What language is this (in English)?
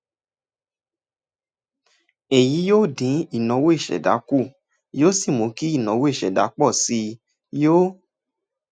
Yoruba